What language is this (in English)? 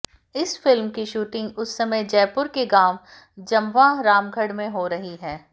Hindi